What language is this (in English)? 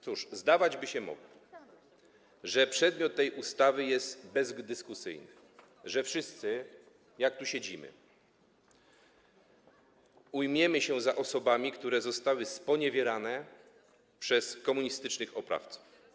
Polish